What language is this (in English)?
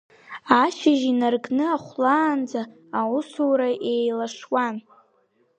Abkhazian